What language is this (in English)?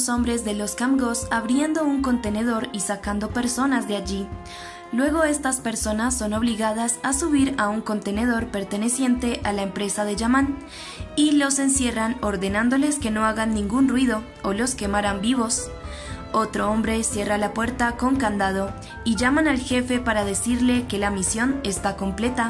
Spanish